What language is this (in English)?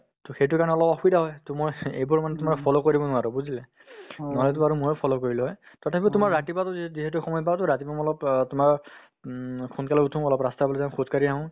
Assamese